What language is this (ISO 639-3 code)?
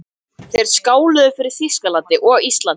isl